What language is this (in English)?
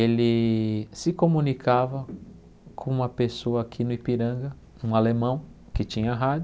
Portuguese